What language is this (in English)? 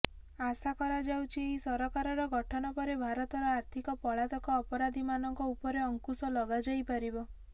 Odia